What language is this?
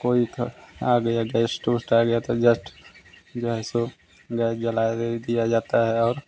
Hindi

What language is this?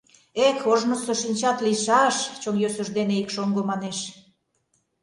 Mari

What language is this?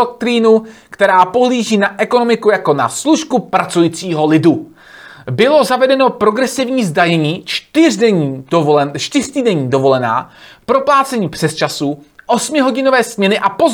Czech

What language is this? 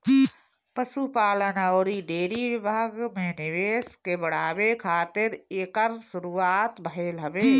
Bhojpuri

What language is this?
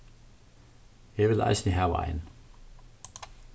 Faroese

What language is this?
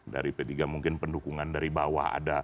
Indonesian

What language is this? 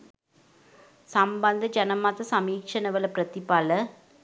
Sinhala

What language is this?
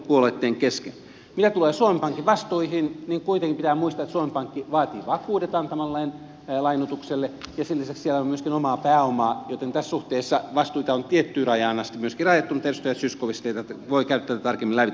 Finnish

